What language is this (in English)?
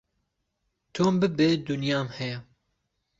Central Kurdish